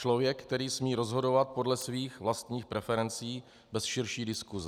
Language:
Czech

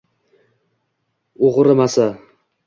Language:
Uzbek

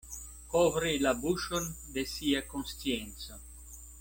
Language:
Esperanto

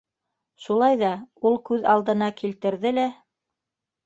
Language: Bashkir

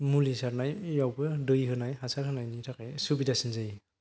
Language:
Bodo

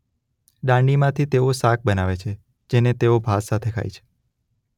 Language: Gujarati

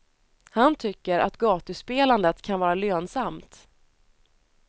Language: Swedish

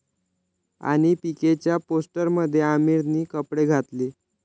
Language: Marathi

